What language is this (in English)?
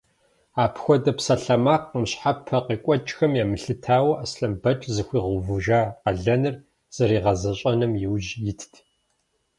Kabardian